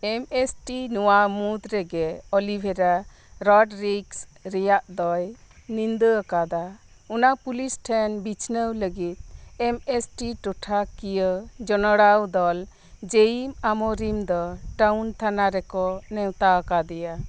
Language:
Santali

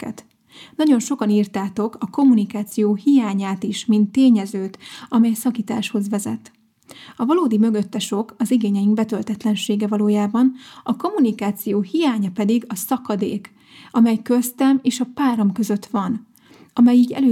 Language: Hungarian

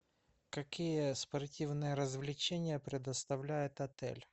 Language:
Russian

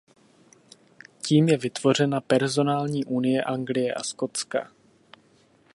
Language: Czech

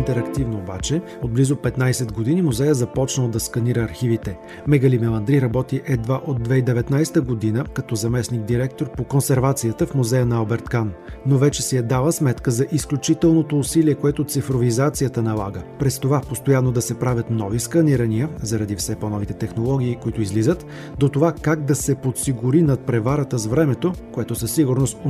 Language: Bulgarian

